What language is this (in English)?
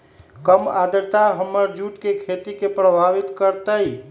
Magahi